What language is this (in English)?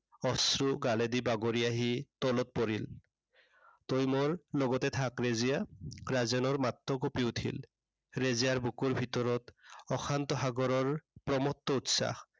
Assamese